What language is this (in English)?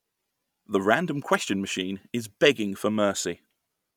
English